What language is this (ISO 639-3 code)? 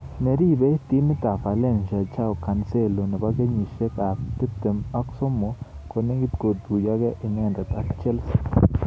kln